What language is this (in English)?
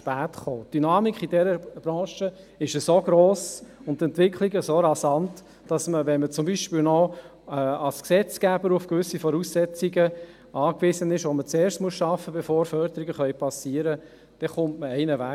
Swiss German